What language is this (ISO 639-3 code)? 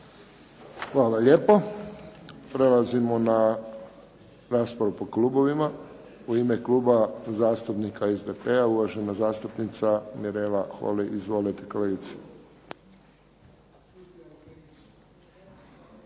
hrv